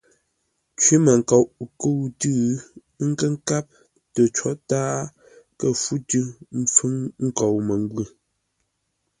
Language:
Ngombale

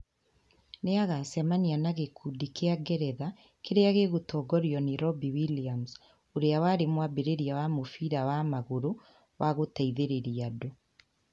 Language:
Kikuyu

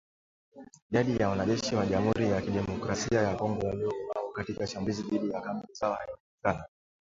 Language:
Swahili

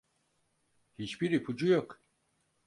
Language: Turkish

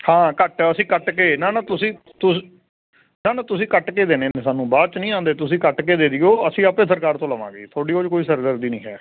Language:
Punjabi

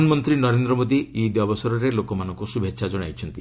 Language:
Odia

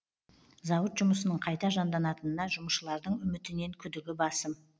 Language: Kazakh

